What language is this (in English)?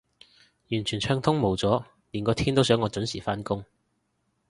Cantonese